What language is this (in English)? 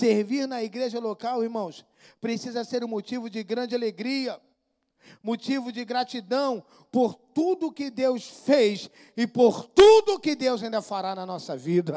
Portuguese